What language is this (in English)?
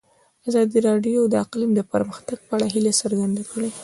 Pashto